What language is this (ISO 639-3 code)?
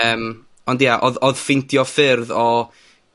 cym